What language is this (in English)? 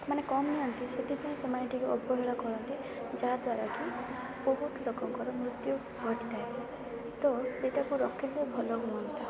Odia